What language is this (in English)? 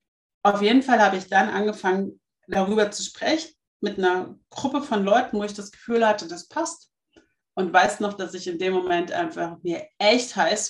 German